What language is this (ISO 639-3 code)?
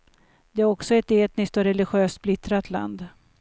swe